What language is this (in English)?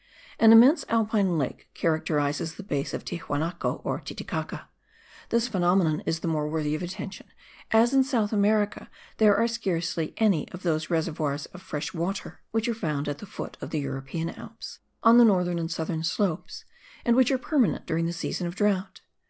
English